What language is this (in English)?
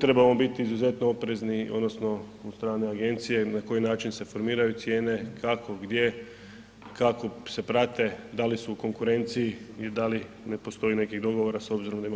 Croatian